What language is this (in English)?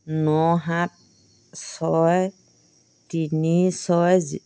Assamese